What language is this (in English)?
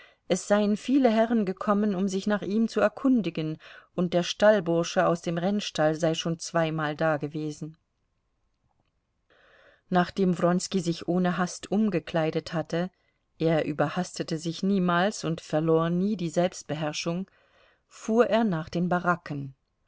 German